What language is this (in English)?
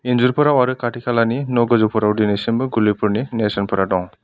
Bodo